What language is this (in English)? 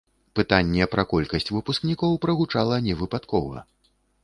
Belarusian